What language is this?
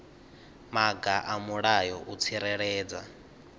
Venda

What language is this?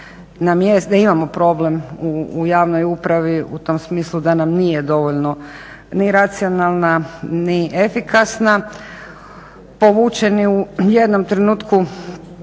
Croatian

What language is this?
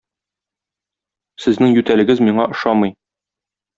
Tatar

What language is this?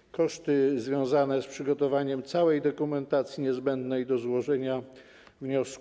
Polish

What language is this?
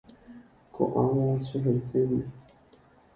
Guarani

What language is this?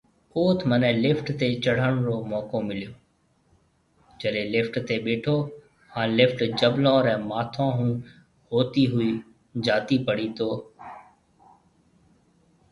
Marwari (Pakistan)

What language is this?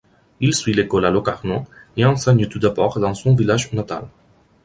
French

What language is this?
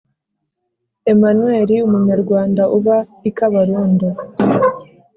Kinyarwanda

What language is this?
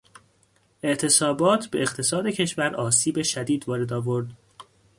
Persian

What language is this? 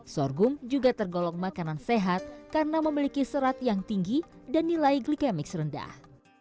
Indonesian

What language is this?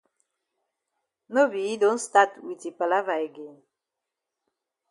Cameroon Pidgin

